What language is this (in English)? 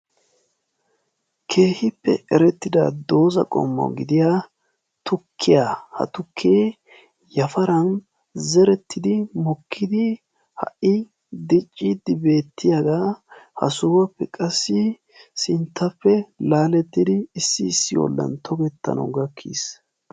Wolaytta